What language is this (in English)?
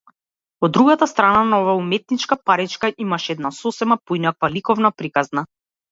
Macedonian